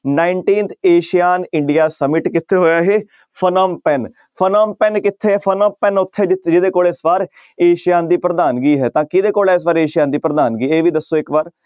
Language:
Punjabi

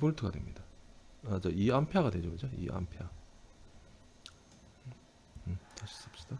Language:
Korean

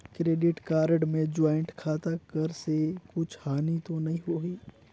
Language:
Chhattisgarhi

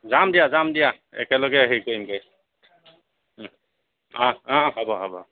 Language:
Assamese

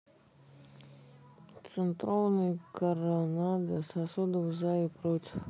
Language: Russian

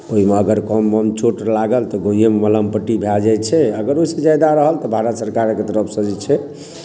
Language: Maithili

